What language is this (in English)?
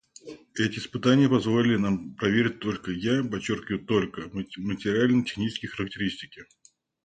Russian